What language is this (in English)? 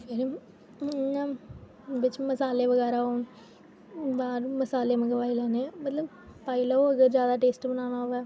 Dogri